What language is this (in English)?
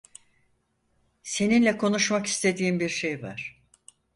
Turkish